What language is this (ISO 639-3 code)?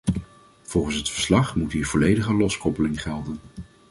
nld